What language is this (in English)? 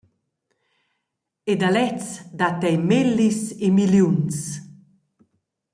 Romansh